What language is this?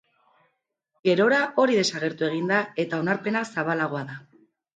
Basque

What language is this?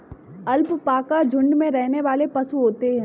Hindi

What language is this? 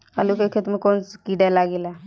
Bhojpuri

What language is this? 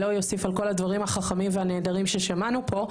Hebrew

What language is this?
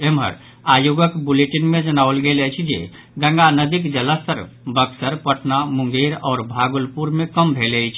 Maithili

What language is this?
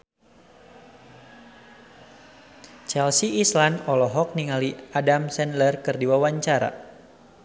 Sundanese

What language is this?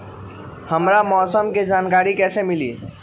Magahi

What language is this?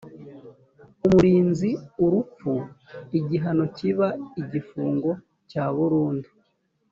Kinyarwanda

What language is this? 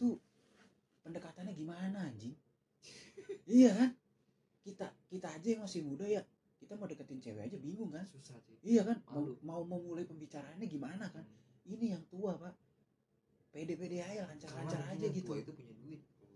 Indonesian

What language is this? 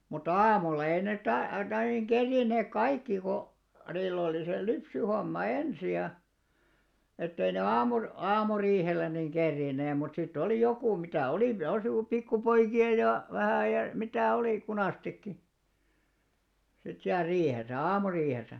Finnish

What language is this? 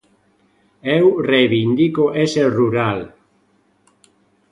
Galician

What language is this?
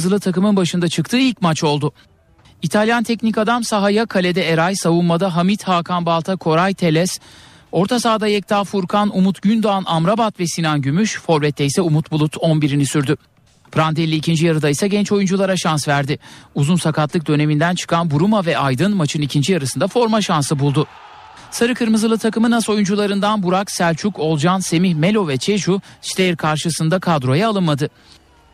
Turkish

